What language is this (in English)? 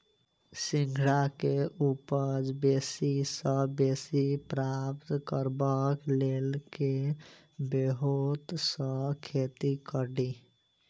Maithili